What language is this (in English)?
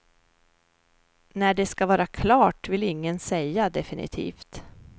Swedish